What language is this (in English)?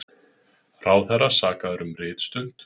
Icelandic